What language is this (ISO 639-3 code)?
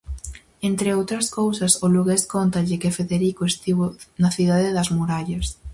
glg